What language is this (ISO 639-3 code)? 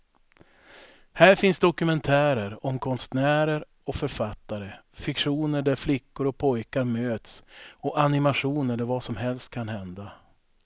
swe